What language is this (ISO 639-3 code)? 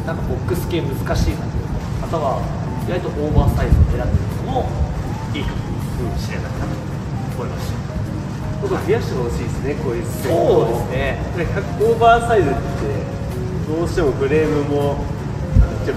jpn